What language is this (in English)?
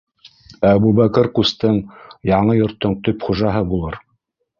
Bashkir